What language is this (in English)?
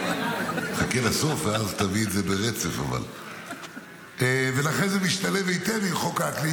Hebrew